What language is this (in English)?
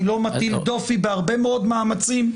Hebrew